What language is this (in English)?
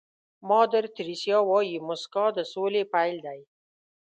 Pashto